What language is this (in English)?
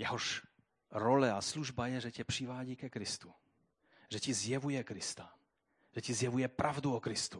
Czech